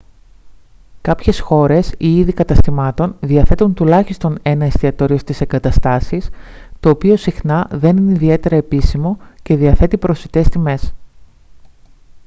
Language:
Greek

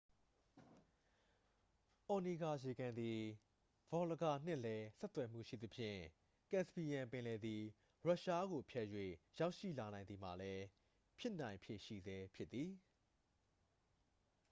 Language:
Burmese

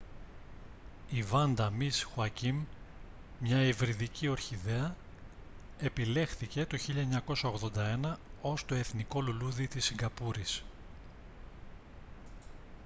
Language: Greek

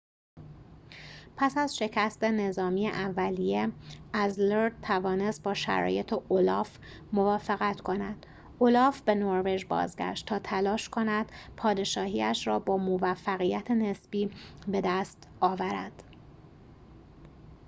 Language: Persian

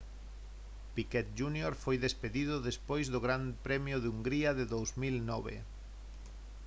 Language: Galician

